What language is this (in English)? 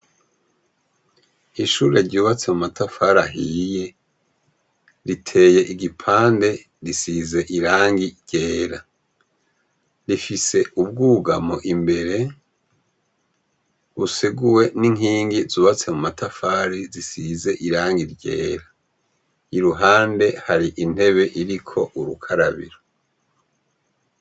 Rundi